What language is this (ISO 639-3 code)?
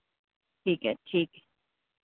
doi